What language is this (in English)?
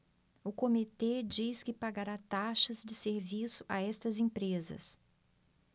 Portuguese